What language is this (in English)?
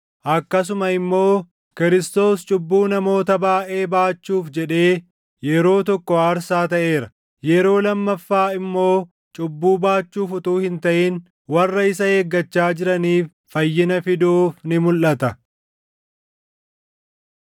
Oromo